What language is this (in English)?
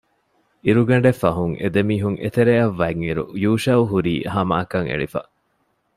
Divehi